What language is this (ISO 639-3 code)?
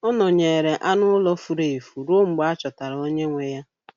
ibo